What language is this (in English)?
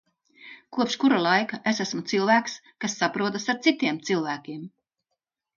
Latvian